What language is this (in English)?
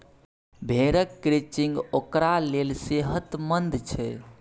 Maithili